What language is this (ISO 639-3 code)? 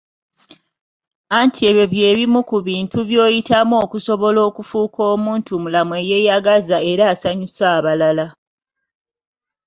lug